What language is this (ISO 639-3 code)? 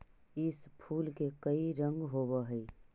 mag